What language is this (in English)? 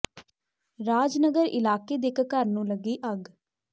Punjabi